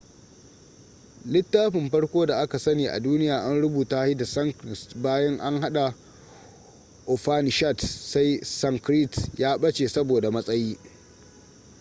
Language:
Hausa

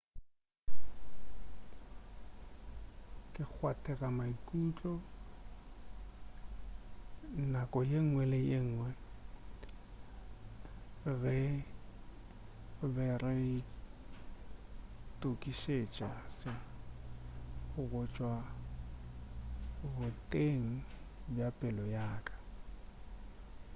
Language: Northern Sotho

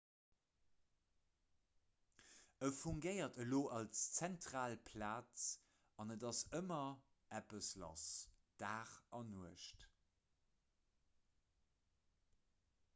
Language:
Luxembourgish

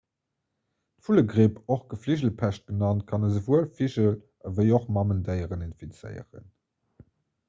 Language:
Luxembourgish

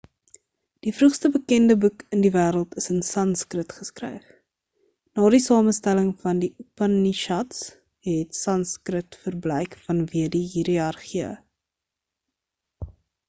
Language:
Afrikaans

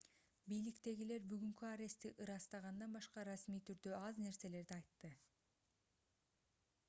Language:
Kyrgyz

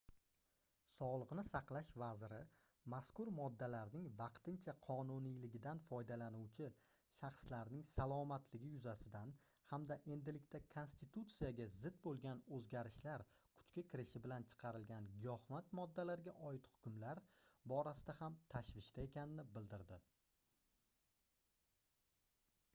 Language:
Uzbek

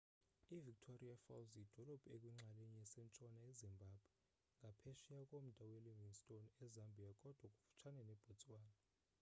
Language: Xhosa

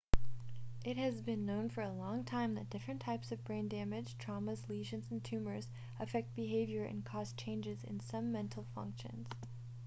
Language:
English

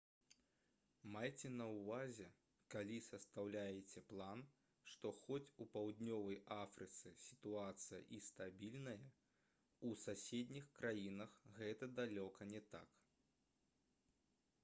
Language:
Belarusian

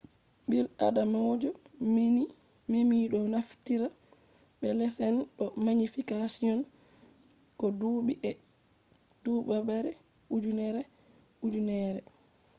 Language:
Fula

